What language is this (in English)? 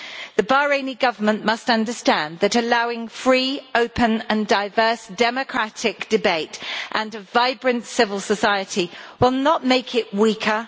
English